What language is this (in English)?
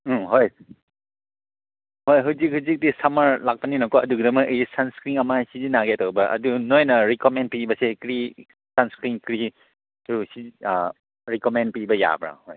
Manipuri